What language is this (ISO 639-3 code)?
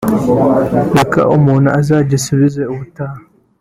kin